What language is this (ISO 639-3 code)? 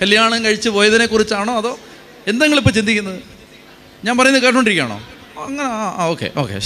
mal